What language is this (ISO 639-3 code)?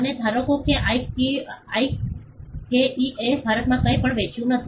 guj